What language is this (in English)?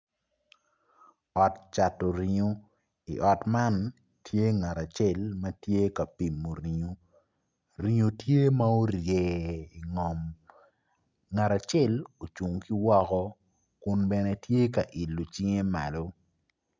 Acoli